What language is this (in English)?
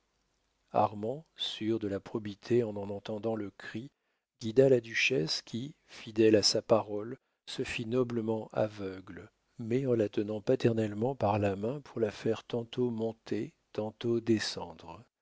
French